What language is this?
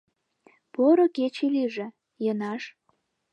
Mari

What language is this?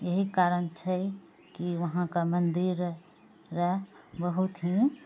Maithili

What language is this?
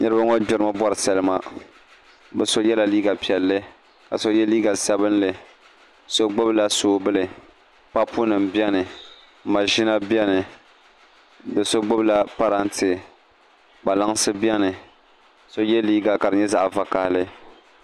Dagbani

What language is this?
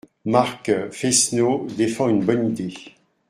French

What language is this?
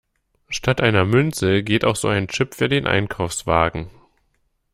German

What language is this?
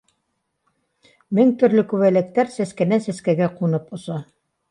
Bashkir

